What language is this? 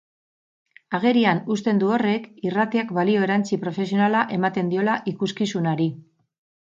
Basque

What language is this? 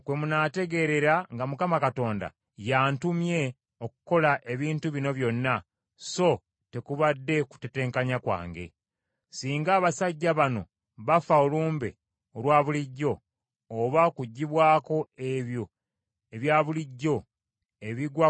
Ganda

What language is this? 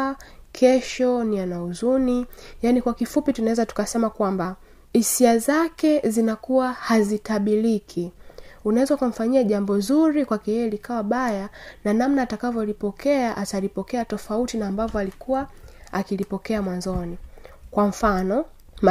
Swahili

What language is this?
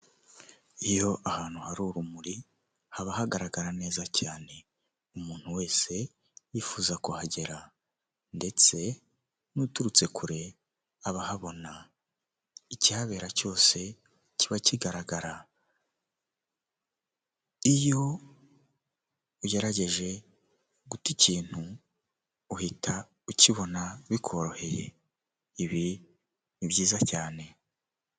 Kinyarwanda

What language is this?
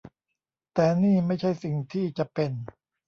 Thai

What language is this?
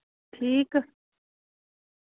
Dogri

